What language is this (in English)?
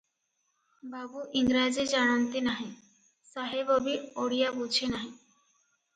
Odia